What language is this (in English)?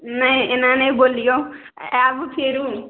Maithili